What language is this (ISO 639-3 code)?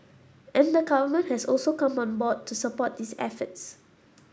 eng